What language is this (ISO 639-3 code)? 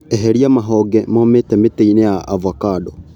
kik